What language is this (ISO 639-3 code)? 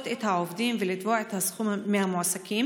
heb